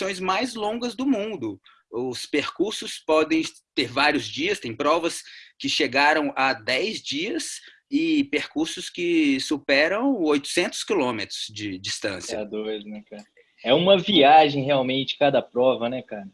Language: Portuguese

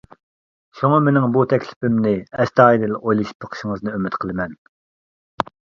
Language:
Uyghur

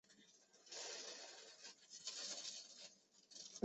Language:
Chinese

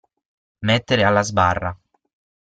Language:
Italian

